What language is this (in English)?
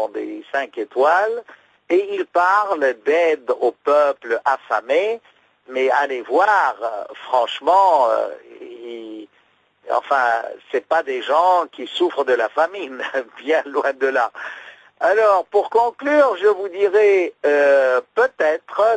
French